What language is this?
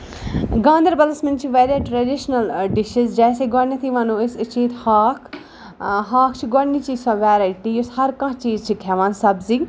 Kashmiri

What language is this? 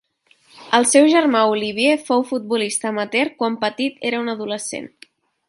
Catalan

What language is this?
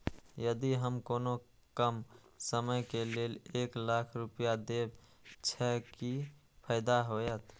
Maithili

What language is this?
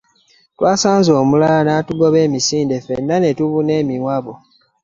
Ganda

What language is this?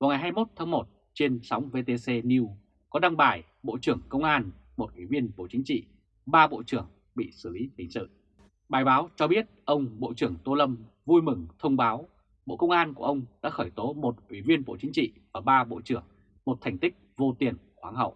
Vietnamese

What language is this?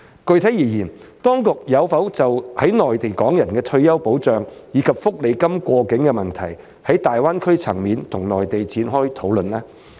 Cantonese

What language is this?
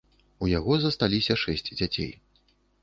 Belarusian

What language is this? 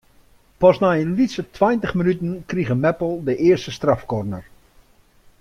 Western Frisian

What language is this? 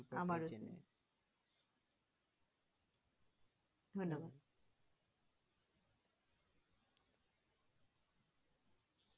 Bangla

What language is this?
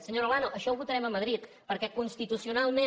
Catalan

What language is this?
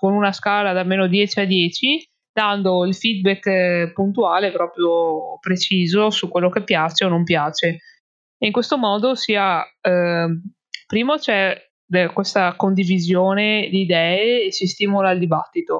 Italian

